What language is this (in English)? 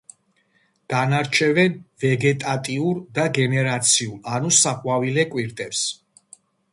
Georgian